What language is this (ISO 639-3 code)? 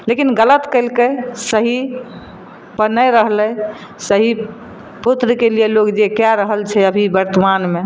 mai